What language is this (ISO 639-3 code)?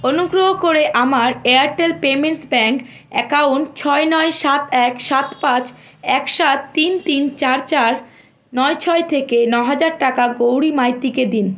ben